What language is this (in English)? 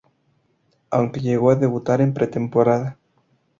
Spanish